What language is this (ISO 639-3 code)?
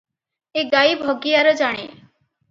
ori